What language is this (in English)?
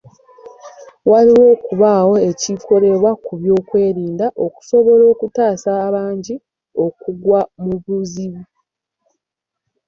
Ganda